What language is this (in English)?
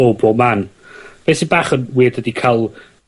Welsh